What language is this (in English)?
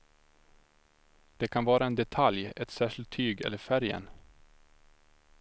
Swedish